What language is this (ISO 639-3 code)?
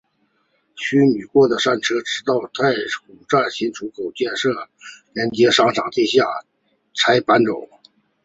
zho